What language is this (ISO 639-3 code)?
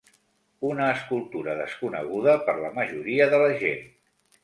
cat